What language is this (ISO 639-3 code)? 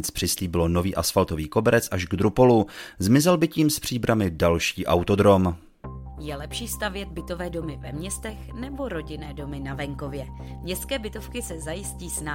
ces